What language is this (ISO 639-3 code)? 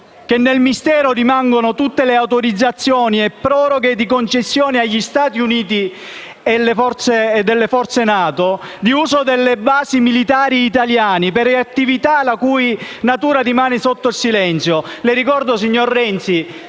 ita